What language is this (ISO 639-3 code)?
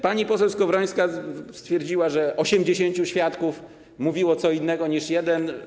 pol